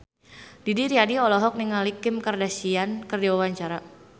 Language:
Sundanese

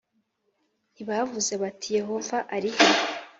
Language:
Kinyarwanda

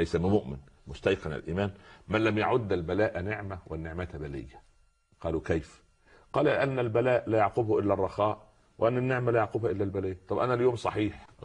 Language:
Arabic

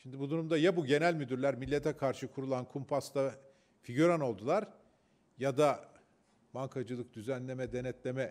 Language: Turkish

